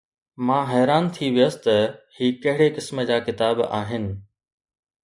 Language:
Sindhi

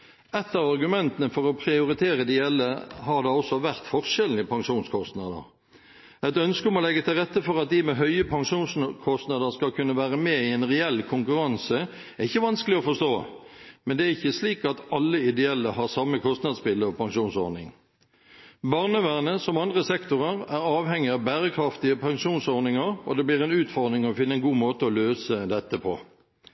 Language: Norwegian Bokmål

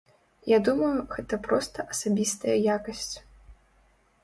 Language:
Belarusian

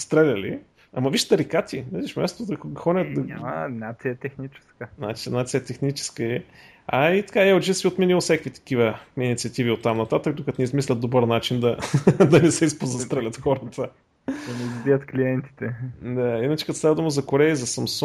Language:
Bulgarian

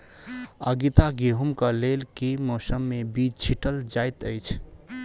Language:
Maithili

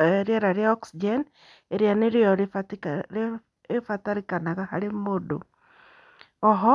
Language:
Kikuyu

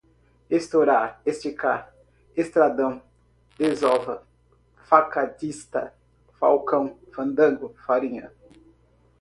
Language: Portuguese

